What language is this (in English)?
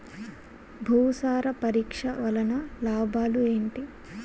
Telugu